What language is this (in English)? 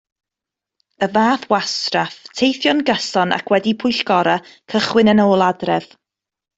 Welsh